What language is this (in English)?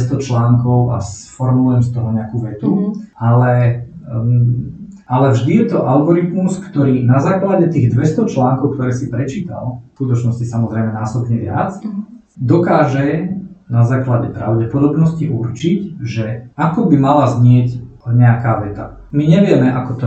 Slovak